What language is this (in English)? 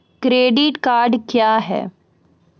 Maithili